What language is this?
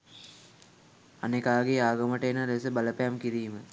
Sinhala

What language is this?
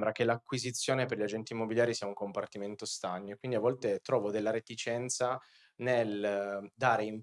Italian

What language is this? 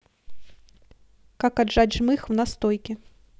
Russian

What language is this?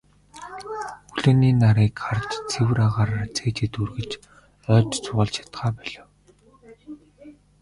Mongolian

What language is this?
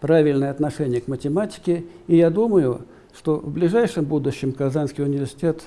Russian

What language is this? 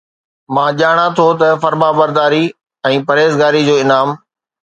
Sindhi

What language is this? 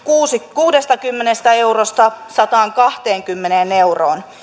Finnish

